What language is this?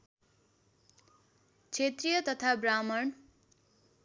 Nepali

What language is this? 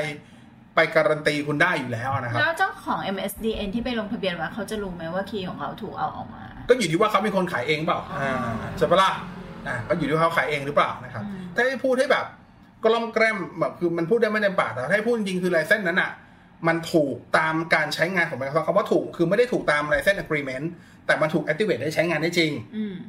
Thai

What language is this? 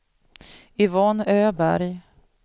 Swedish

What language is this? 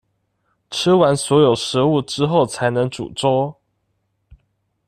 Chinese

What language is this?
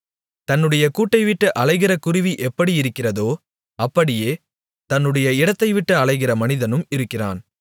Tamil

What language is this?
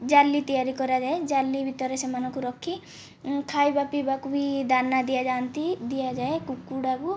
Odia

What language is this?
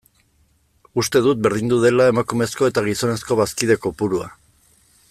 Basque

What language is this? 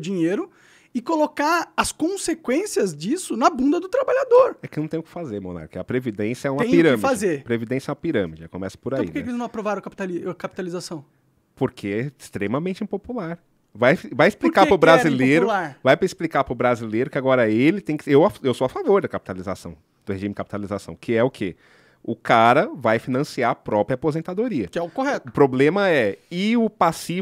Portuguese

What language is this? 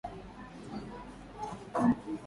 Swahili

